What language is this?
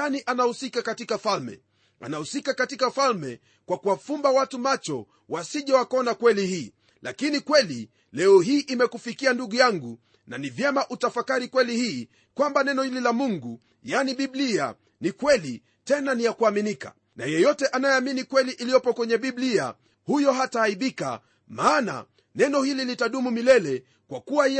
Swahili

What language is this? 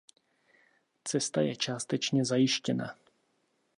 Czech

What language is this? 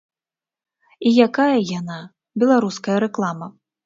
Belarusian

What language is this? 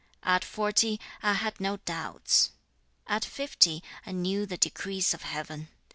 English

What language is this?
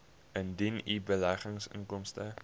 Afrikaans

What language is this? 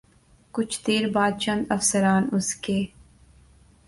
Urdu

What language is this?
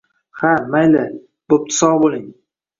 Uzbek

